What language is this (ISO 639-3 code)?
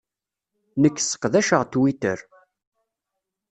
kab